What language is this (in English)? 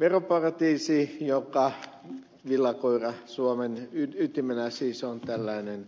Finnish